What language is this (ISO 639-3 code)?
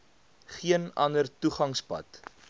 afr